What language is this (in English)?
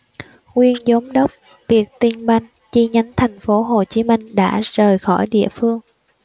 Vietnamese